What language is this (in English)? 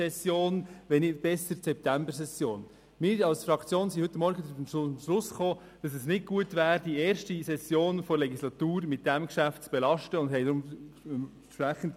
Swiss German